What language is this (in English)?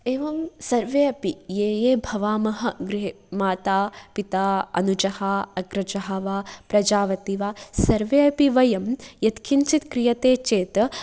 Sanskrit